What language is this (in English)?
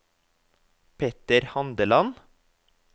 Norwegian